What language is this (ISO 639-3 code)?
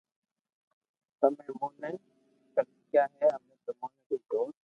lrk